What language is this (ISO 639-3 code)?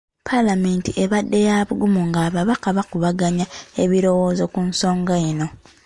lug